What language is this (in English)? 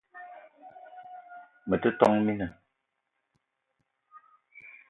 Eton (Cameroon)